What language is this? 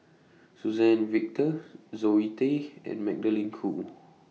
English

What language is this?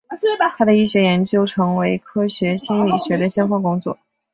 Chinese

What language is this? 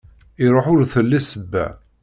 Kabyle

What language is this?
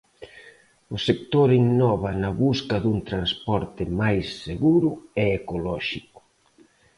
Galician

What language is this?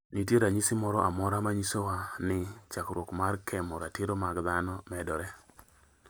Luo (Kenya and Tanzania)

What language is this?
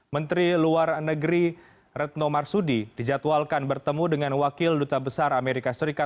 Indonesian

